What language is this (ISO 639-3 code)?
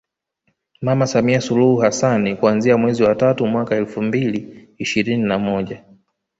swa